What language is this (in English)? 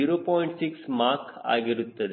Kannada